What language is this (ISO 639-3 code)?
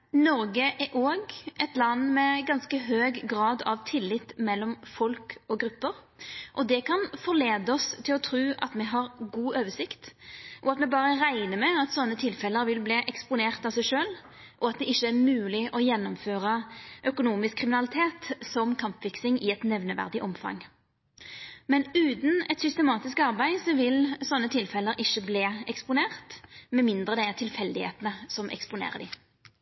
nno